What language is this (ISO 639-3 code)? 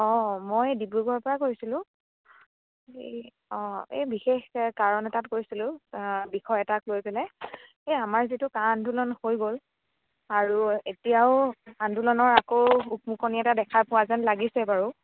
asm